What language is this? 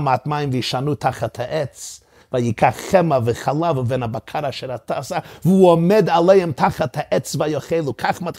Hebrew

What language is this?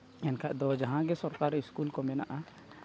Santali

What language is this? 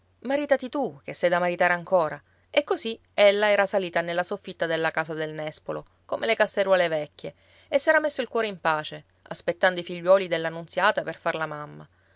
Italian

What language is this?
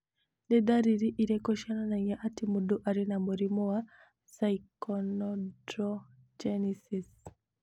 Kikuyu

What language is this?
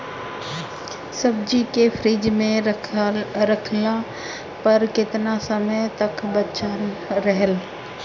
Bhojpuri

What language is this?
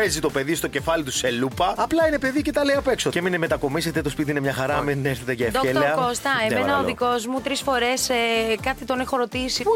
Greek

